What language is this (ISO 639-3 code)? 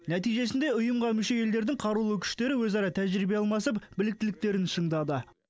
kaz